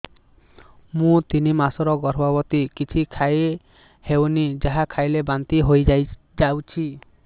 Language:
Odia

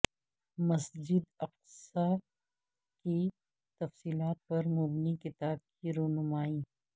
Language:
Urdu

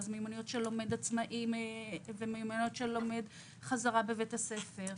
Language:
Hebrew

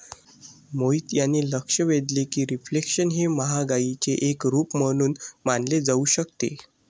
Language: Marathi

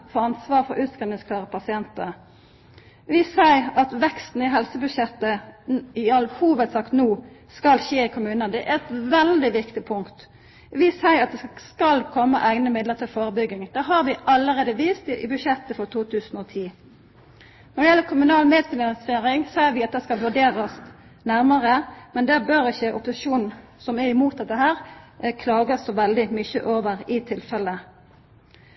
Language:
Norwegian Nynorsk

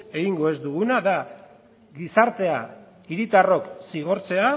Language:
Basque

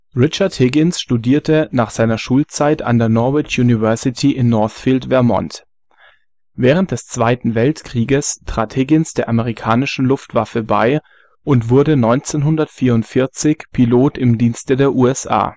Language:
German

